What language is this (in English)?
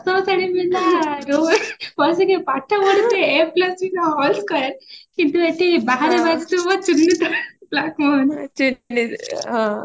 Odia